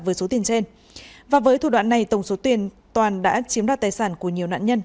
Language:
Vietnamese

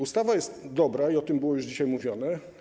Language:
Polish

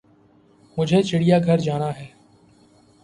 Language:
Urdu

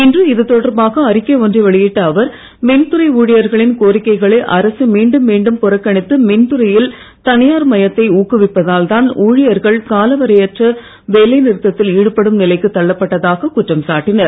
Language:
Tamil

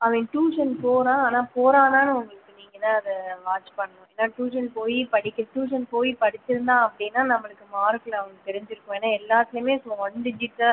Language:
Tamil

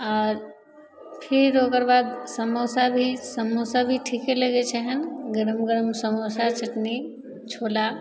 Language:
Maithili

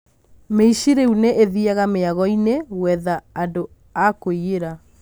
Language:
Kikuyu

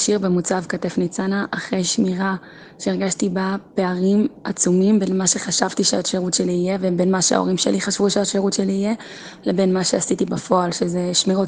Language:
Hebrew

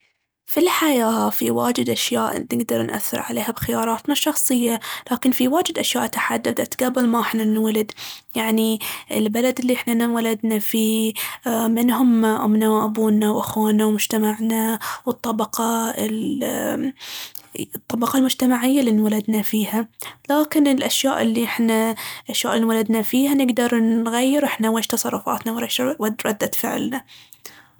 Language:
Baharna Arabic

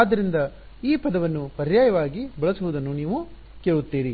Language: Kannada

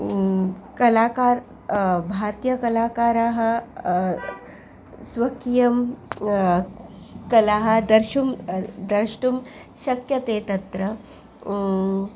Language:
Sanskrit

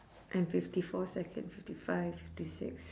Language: English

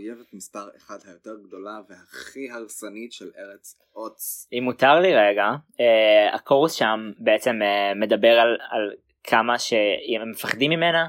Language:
Hebrew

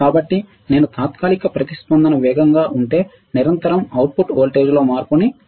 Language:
Telugu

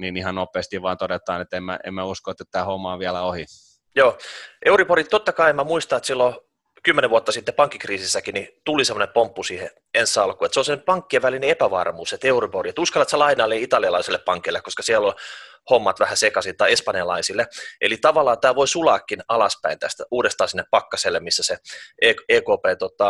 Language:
Finnish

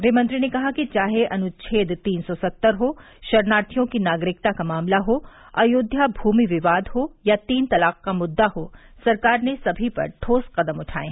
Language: Hindi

